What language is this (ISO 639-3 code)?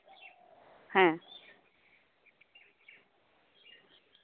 sat